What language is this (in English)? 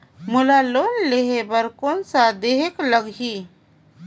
Chhattisgarhi